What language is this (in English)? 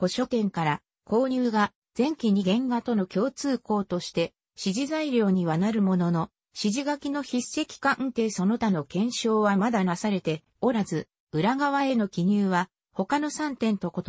Japanese